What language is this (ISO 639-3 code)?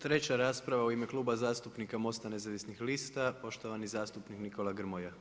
hrv